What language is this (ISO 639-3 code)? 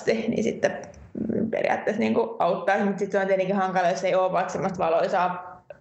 fin